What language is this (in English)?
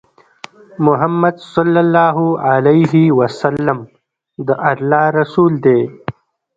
Pashto